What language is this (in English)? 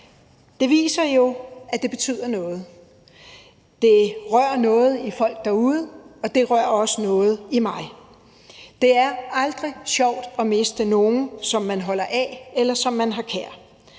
Danish